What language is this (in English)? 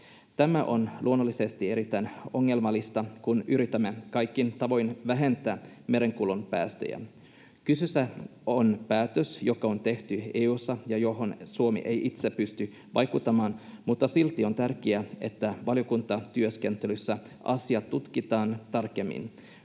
Finnish